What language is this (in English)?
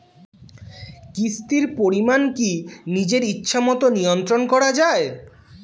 Bangla